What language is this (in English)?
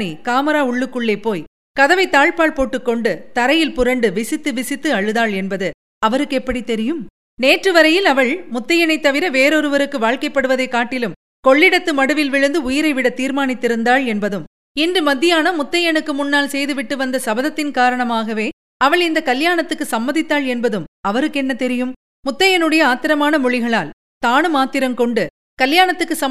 Tamil